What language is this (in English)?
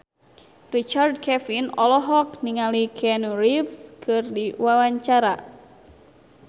Sundanese